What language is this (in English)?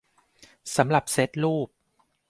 Thai